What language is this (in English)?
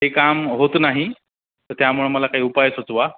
Marathi